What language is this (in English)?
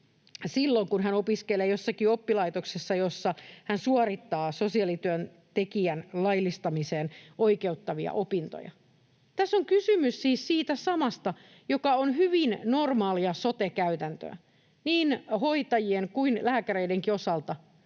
Finnish